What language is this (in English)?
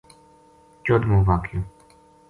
Gujari